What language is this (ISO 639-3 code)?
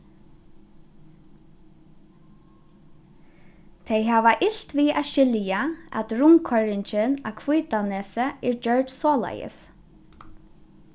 fao